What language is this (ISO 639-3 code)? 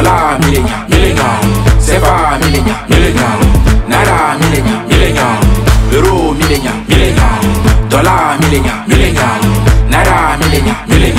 ind